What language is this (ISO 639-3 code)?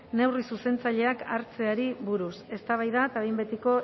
eus